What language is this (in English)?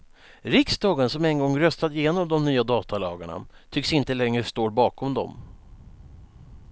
Swedish